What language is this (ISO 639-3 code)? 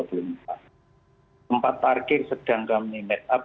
ind